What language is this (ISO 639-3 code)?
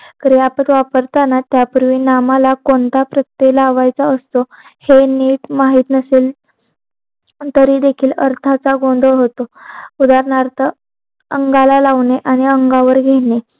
mar